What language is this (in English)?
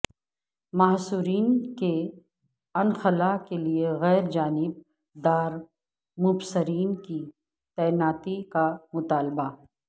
Urdu